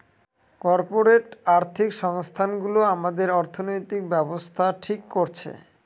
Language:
Bangla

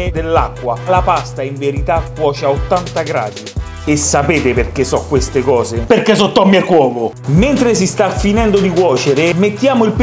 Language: Italian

